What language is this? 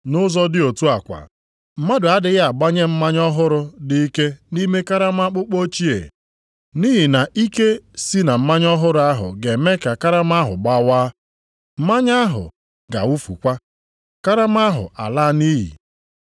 Igbo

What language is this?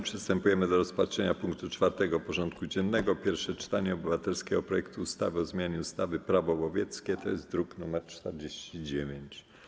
Polish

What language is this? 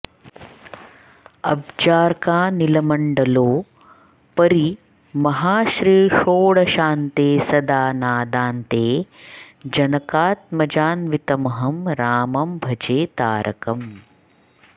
Sanskrit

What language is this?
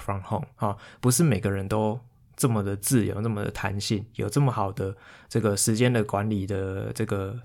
Chinese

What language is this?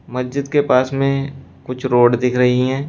Hindi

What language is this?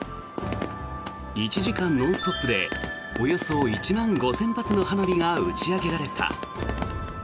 Japanese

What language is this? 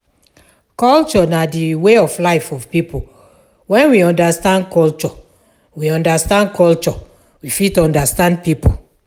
Nigerian Pidgin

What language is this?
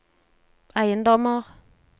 Norwegian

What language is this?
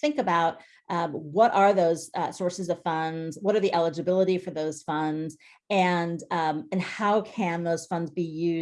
English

